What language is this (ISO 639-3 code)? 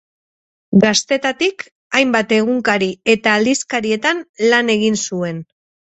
eus